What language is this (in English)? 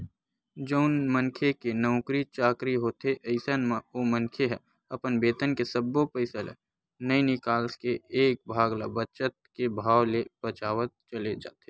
Chhattisgarhi